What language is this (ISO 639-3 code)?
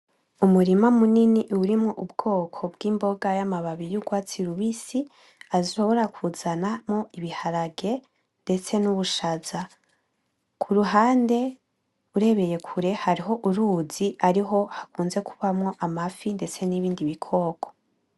run